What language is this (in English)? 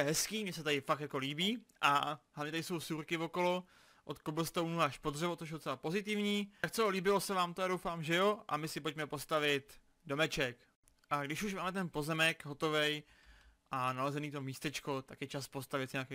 Czech